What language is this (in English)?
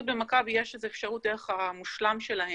Hebrew